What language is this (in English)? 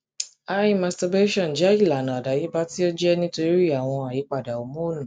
Yoruba